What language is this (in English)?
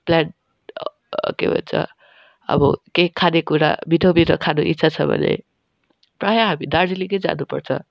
Nepali